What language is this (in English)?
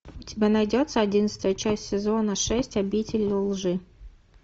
Russian